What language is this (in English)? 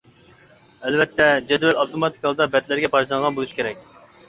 Uyghur